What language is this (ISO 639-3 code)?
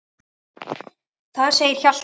isl